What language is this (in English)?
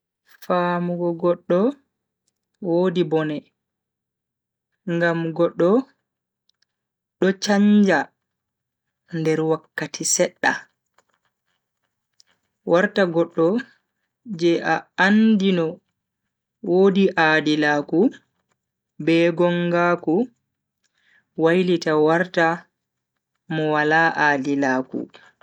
Bagirmi Fulfulde